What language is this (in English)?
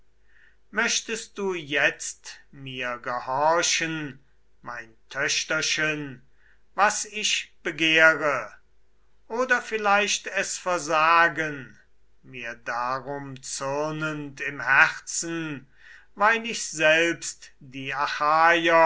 German